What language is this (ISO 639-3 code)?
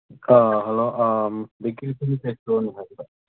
mni